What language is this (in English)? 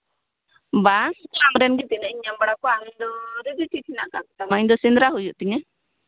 Santali